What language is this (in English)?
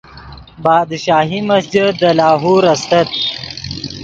Yidgha